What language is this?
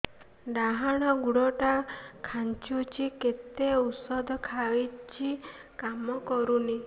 Odia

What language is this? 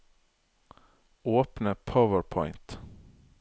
Norwegian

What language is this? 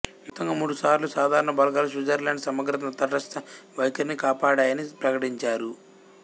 Telugu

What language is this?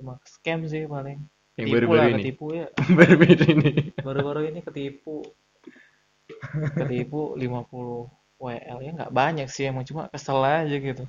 Indonesian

